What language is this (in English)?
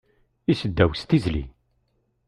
Kabyle